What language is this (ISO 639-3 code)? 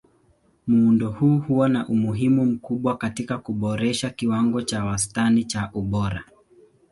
swa